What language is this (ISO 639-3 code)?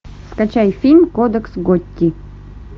rus